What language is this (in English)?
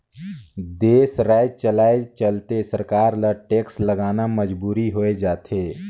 Chhattisgarhi